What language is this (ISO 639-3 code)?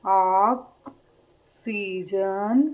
pan